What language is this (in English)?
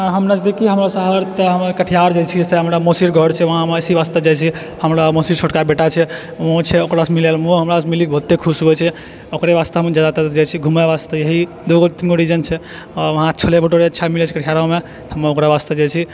Maithili